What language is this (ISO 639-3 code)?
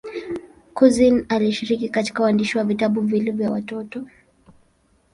swa